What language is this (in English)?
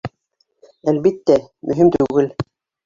Bashkir